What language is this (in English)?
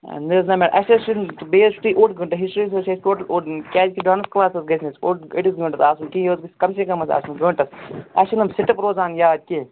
Kashmiri